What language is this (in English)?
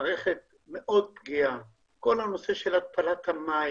Hebrew